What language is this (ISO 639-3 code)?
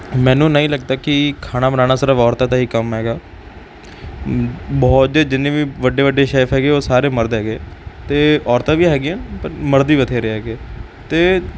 pan